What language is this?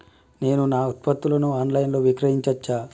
Telugu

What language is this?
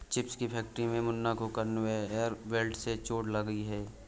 Hindi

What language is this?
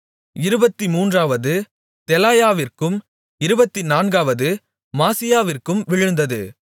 Tamil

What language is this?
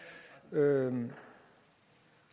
Danish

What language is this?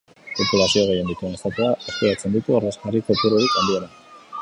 Basque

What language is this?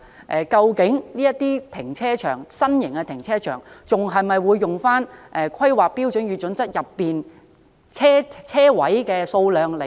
Cantonese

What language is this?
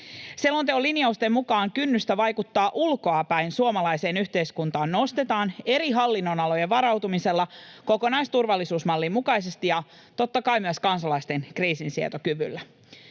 Finnish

